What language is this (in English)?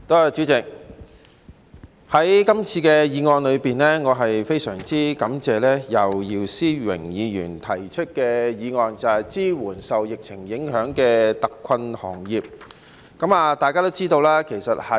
Cantonese